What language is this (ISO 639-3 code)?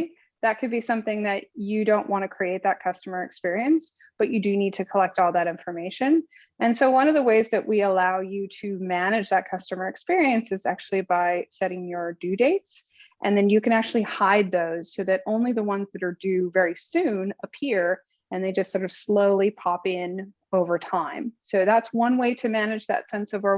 eng